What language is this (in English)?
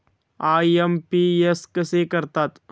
Marathi